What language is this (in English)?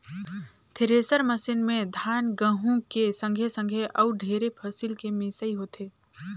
Chhattisgarhi